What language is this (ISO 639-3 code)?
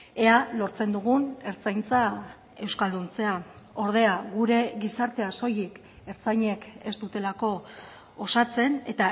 eus